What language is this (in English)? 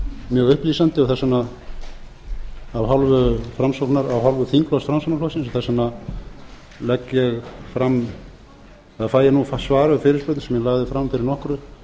Icelandic